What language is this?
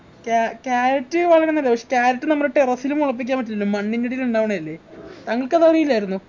Malayalam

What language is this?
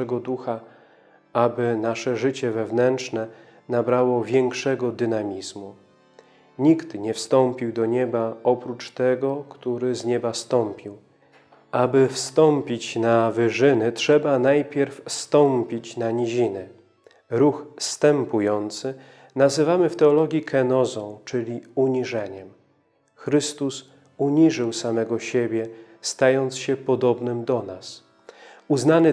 Polish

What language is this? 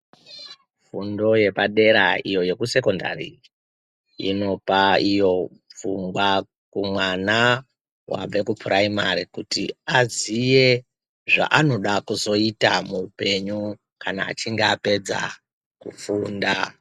Ndau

